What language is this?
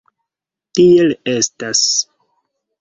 Esperanto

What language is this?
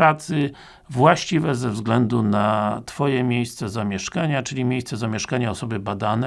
Polish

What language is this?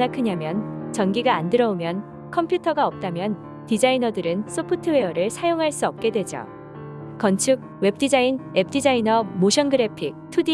Korean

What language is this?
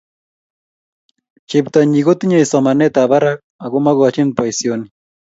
Kalenjin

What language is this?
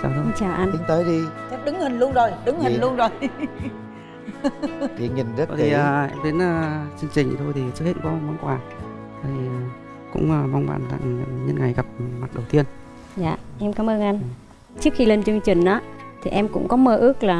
Vietnamese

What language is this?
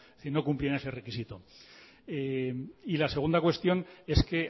Spanish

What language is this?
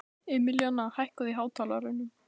Icelandic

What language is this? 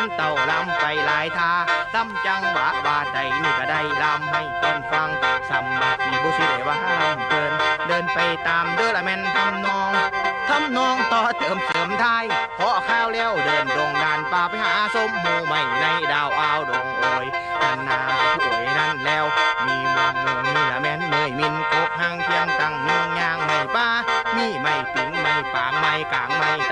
Thai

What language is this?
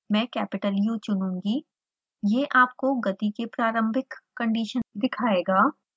Hindi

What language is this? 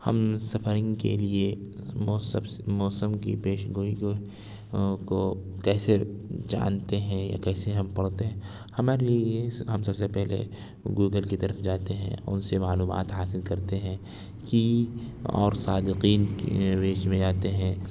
Urdu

